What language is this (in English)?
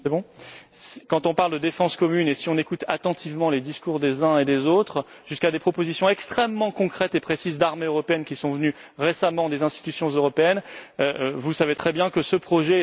French